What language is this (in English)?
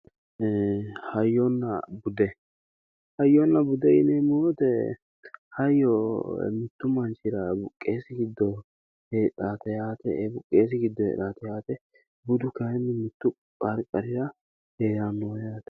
Sidamo